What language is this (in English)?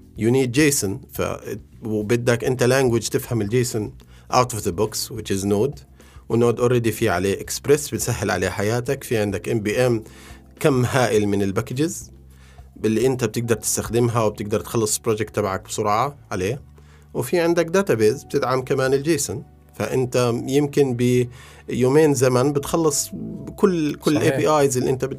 Arabic